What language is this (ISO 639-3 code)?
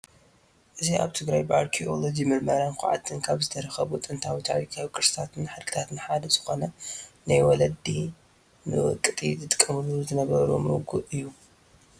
tir